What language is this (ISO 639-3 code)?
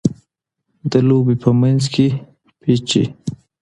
pus